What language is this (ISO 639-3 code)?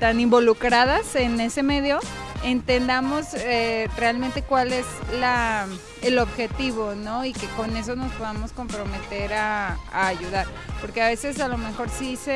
spa